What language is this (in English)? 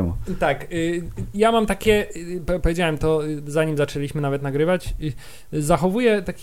Polish